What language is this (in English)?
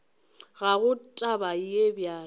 Northern Sotho